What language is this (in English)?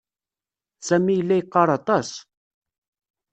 Kabyle